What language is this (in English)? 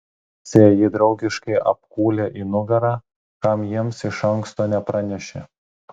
Lithuanian